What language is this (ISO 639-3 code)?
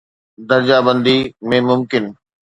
snd